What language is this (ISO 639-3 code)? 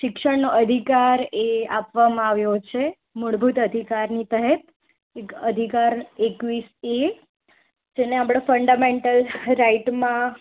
guj